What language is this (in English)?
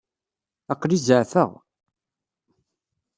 Kabyle